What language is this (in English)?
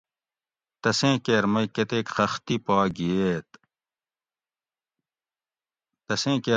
Gawri